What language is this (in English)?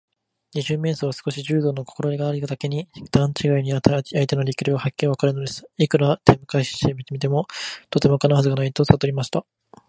Japanese